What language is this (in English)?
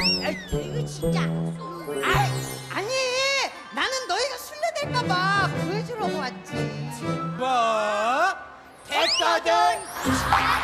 Korean